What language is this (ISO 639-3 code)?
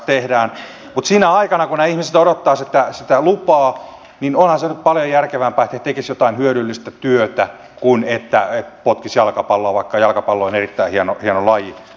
fin